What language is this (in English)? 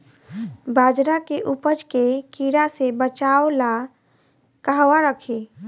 Bhojpuri